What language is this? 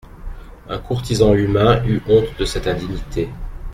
French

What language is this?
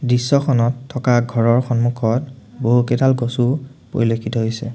Assamese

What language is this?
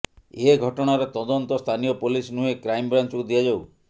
Odia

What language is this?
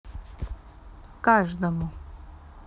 Russian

